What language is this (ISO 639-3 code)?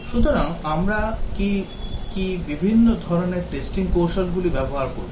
ben